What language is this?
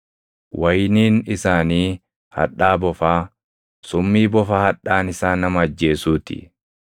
Oromo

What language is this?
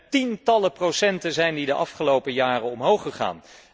Dutch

